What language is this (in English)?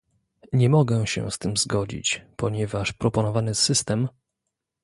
Polish